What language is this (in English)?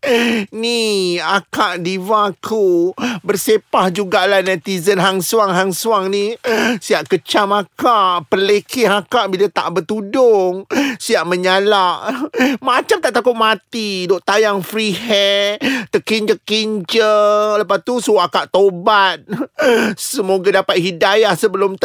Malay